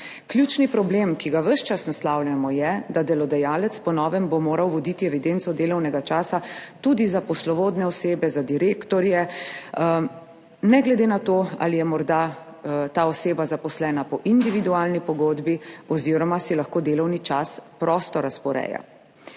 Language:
Slovenian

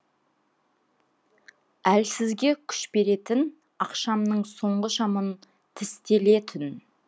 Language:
Kazakh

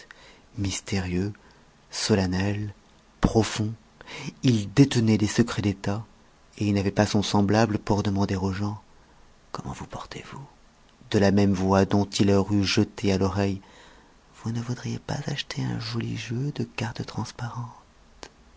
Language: French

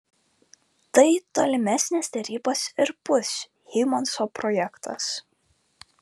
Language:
Lithuanian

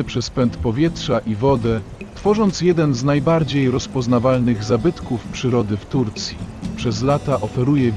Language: Polish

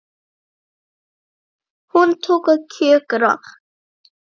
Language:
Icelandic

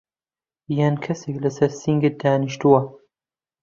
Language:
Central Kurdish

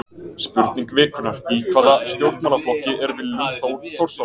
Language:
Icelandic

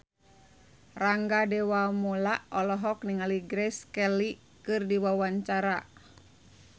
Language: Sundanese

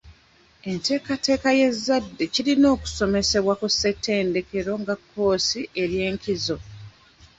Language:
Ganda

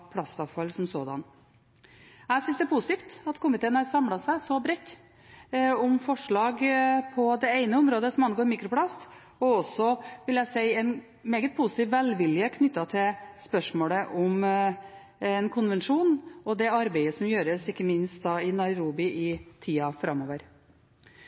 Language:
Norwegian Bokmål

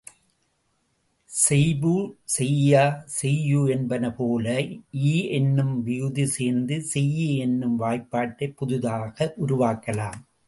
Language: Tamil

